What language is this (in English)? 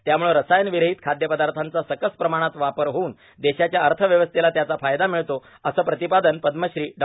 Marathi